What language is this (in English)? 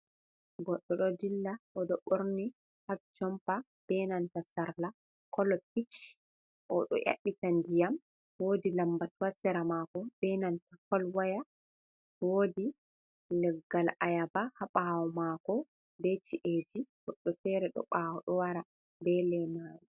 Fula